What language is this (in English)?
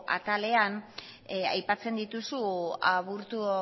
Basque